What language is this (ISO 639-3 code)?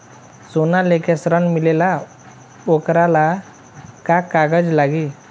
bho